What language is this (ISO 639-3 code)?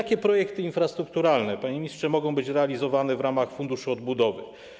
pol